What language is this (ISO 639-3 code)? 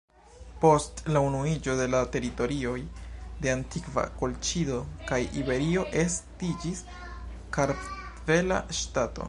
epo